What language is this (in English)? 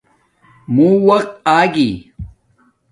Domaaki